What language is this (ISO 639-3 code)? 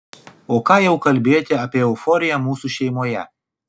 lit